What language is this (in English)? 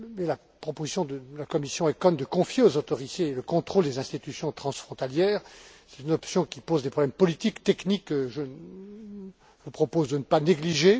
French